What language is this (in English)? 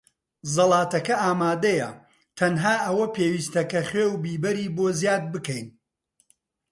Central Kurdish